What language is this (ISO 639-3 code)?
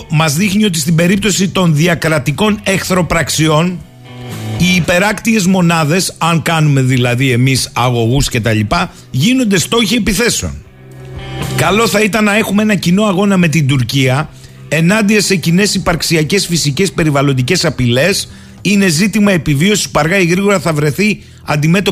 ell